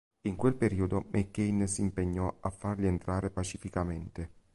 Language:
Italian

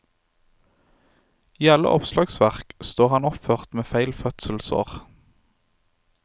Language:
Norwegian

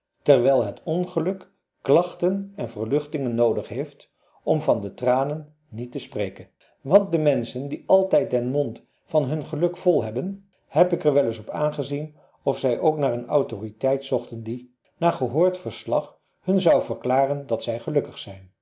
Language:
Dutch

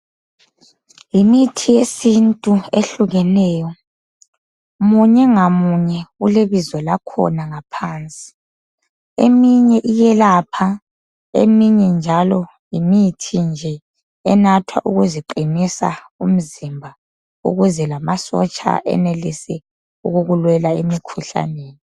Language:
North Ndebele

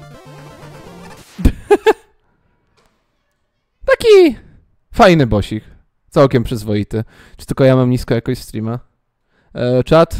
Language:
Polish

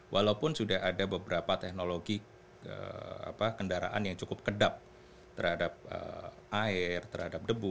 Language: Indonesian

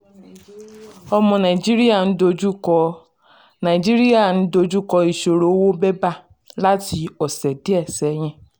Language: Yoruba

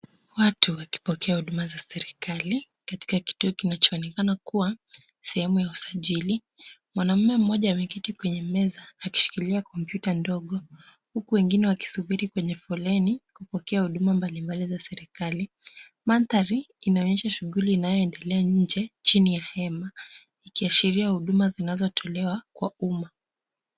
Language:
Swahili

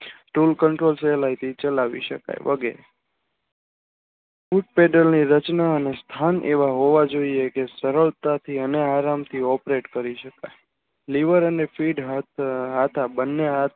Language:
Gujarati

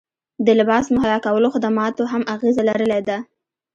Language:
Pashto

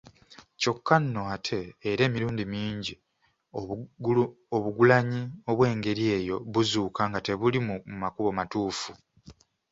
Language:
Ganda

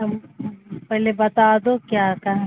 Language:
Urdu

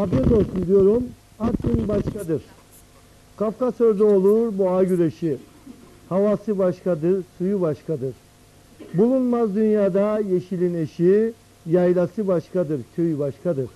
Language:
Turkish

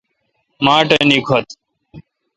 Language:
Kalkoti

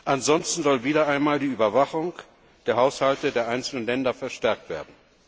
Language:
German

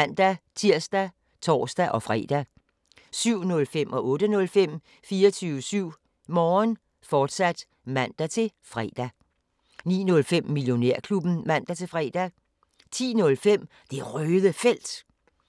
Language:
Danish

